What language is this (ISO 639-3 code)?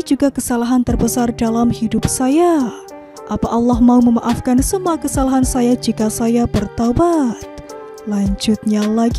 ind